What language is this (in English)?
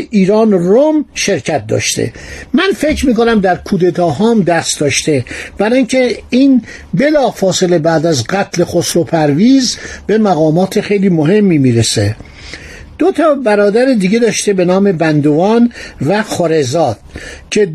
Persian